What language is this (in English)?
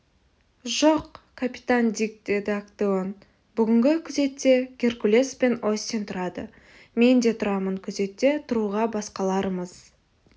Kazakh